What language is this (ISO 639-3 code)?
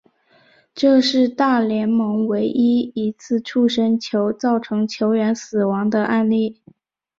zho